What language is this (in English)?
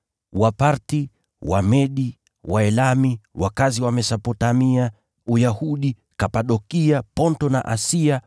Swahili